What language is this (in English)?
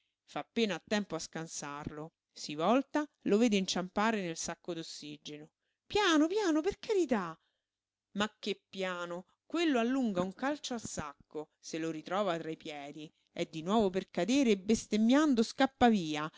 Italian